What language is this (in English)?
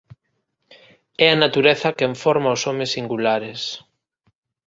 Galician